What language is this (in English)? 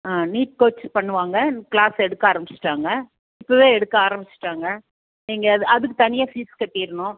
Tamil